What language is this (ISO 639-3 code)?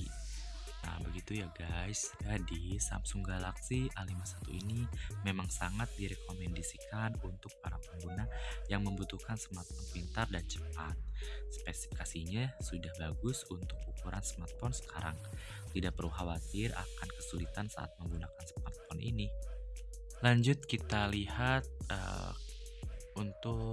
ind